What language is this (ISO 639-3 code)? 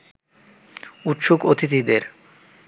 ben